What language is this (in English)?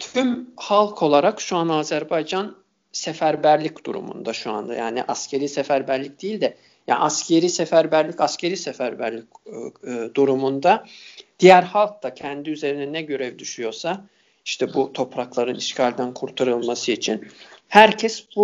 Turkish